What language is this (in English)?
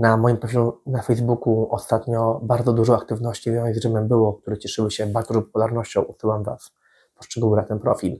Polish